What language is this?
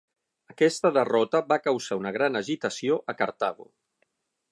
Catalan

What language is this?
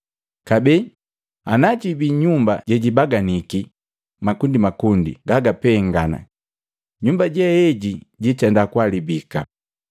Matengo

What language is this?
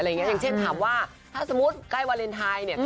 Thai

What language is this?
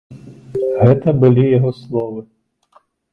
Belarusian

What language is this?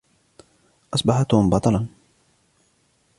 Arabic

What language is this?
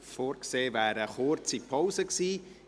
Swiss German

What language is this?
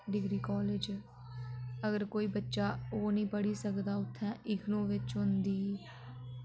Dogri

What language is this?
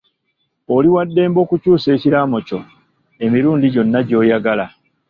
Ganda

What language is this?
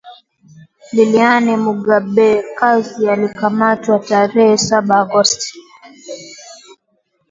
Swahili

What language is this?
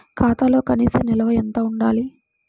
Telugu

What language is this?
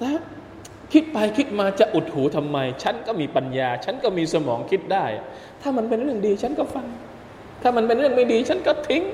Thai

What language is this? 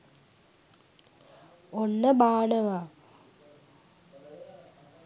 Sinhala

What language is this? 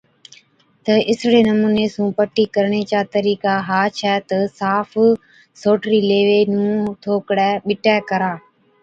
Od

